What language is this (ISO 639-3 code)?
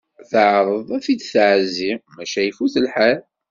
kab